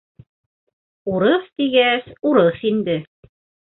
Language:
Bashkir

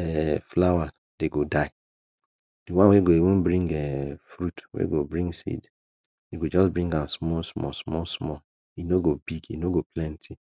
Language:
Nigerian Pidgin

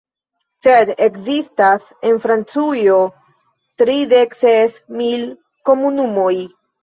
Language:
Esperanto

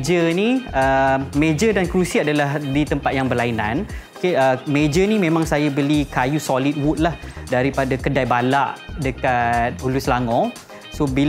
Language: Malay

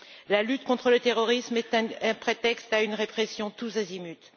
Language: French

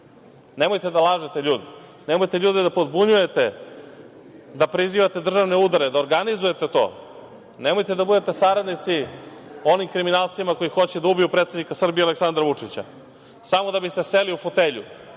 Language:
Serbian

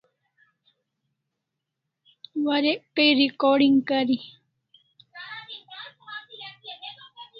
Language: Kalasha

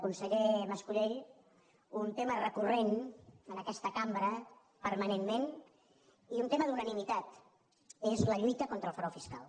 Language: Catalan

